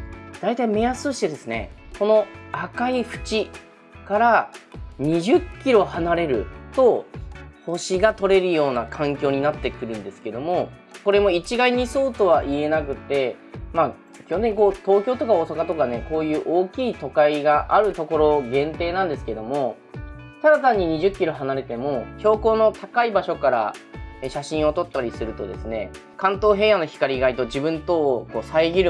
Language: Japanese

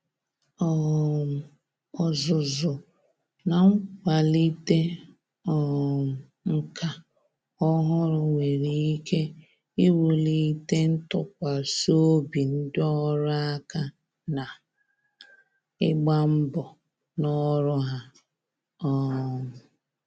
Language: Igbo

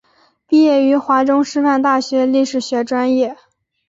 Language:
Chinese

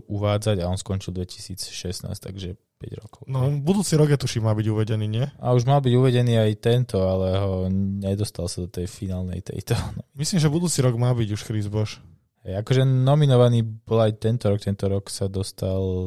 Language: Slovak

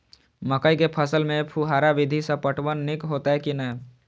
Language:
Maithili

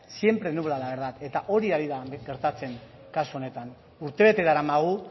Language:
Basque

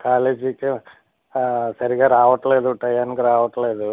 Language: Telugu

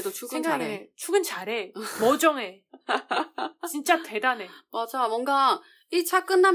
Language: Korean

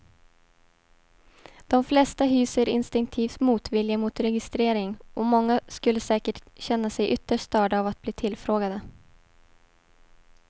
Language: Swedish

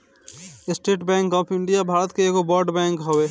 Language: Bhojpuri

